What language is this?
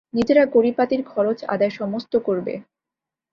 Bangla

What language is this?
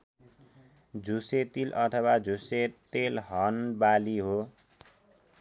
Nepali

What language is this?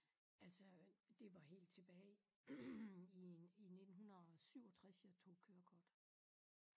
Danish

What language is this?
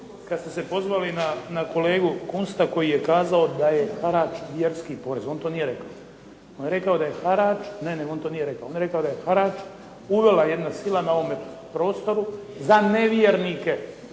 Croatian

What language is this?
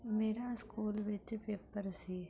Punjabi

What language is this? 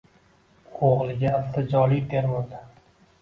Uzbek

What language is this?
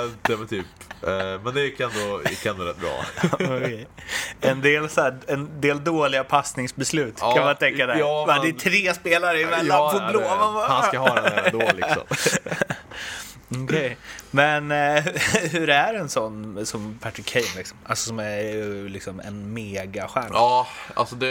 Swedish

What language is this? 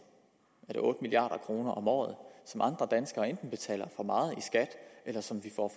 Danish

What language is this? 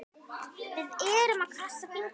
Icelandic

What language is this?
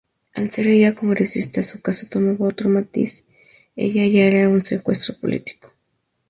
Spanish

